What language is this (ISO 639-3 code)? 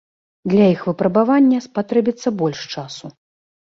bel